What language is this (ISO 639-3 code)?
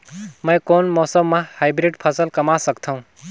hne